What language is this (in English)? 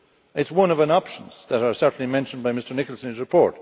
English